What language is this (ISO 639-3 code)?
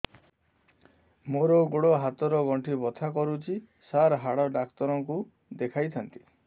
ori